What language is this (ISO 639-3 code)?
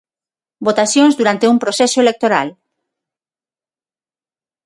glg